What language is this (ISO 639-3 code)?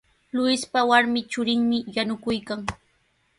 qws